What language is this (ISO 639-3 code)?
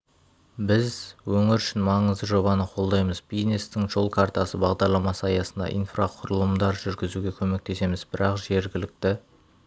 kaz